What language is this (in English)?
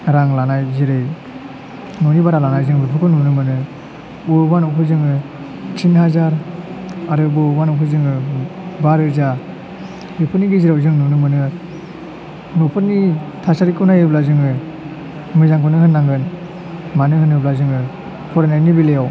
Bodo